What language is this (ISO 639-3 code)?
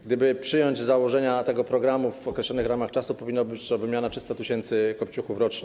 pol